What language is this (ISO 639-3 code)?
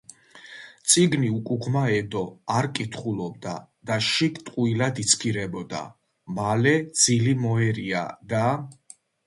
kat